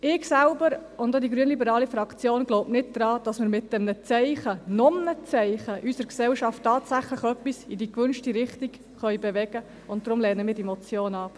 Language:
Swiss German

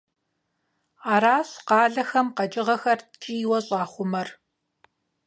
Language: Kabardian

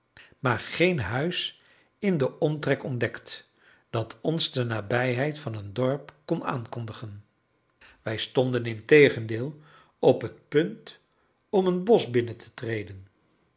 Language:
Dutch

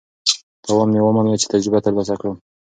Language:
Pashto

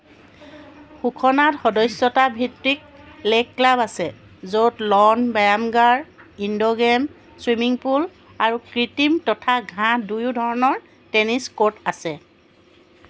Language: Assamese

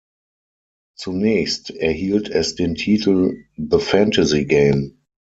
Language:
German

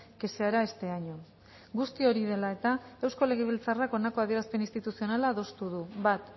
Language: Basque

